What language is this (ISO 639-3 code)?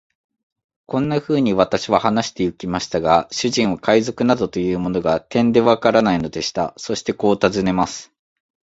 jpn